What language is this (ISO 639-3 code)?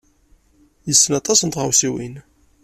kab